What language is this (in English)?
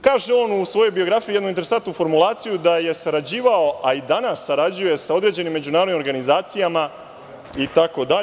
Serbian